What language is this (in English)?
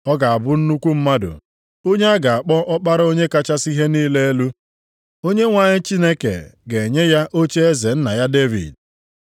Igbo